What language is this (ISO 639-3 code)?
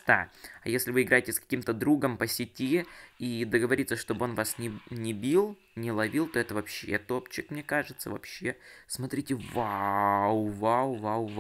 rus